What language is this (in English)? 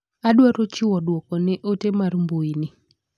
Luo (Kenya and Tanzania)